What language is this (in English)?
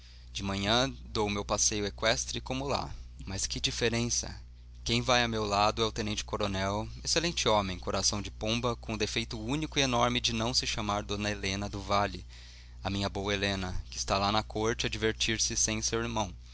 Portuguese